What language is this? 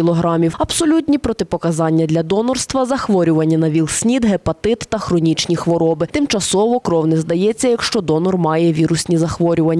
Ukrainian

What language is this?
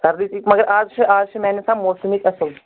Kashmiri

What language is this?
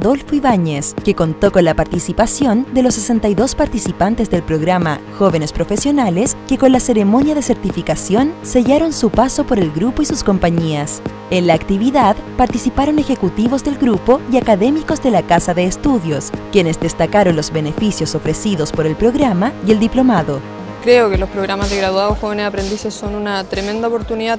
Spanish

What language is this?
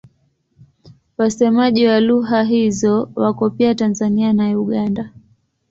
Swahili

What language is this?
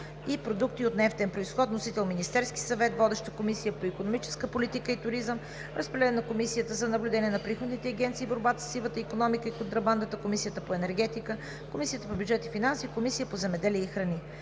Bulgarian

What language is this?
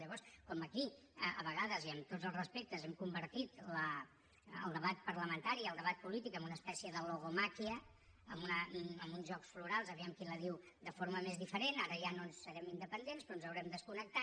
Catalan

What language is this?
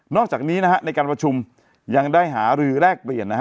Thai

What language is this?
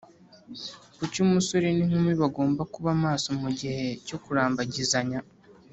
Kinyarwanda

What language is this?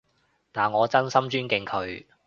Cantonese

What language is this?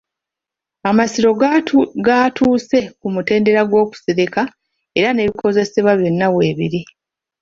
Ganda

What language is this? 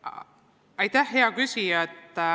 Estonian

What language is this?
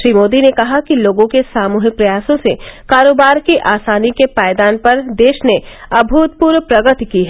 Hindi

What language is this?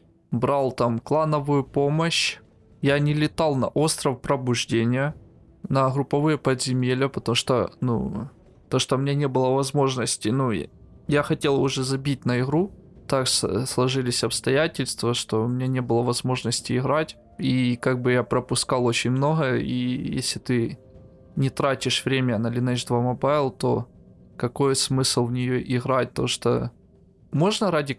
Russian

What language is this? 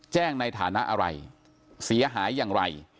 Thai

